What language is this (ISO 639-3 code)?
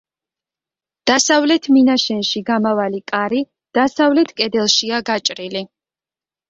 kat